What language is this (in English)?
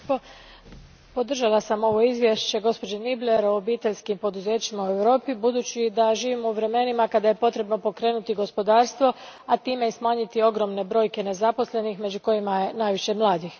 Croatian